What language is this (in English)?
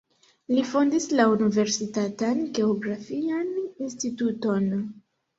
Esperanto